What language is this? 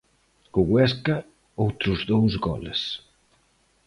Galician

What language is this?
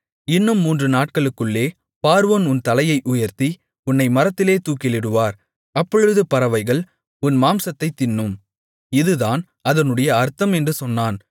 Tamil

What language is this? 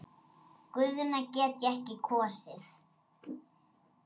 Icelandic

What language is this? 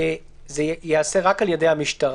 Hebrew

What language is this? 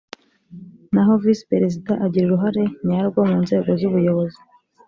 Kinyarwanda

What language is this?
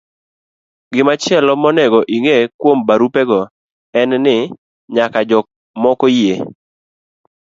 Luo (Kenya and Tanzania)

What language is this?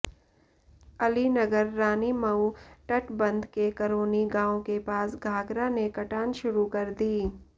Hindi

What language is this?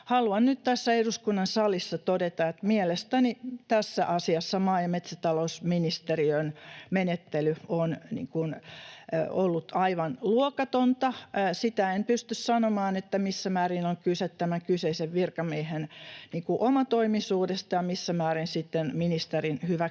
Finnish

